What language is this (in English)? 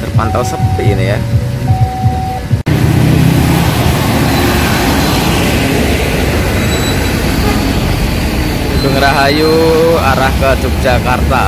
Indonesian